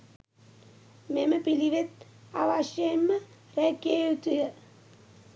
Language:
Sinhala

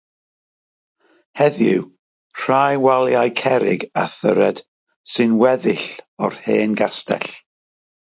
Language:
Welsh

